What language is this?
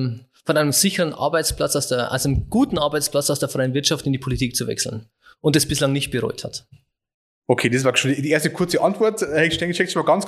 German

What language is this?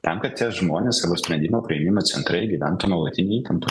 Lithuanian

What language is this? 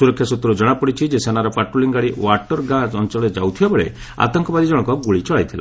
Odia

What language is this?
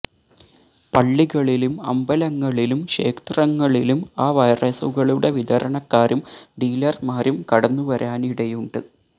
Malayalam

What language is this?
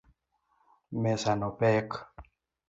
Luo (Kenya and Tanzania)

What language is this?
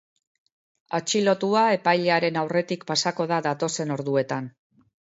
Basque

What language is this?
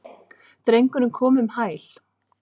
Icelandic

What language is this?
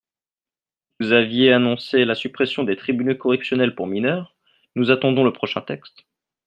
French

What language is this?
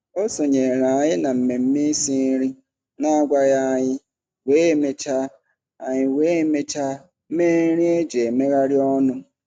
Igbo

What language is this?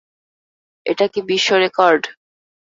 Bangla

